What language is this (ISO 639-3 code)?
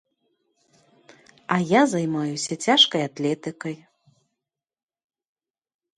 bel